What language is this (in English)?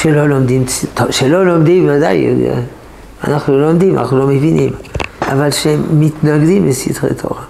Hebrew